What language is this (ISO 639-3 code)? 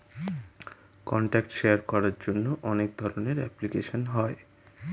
ben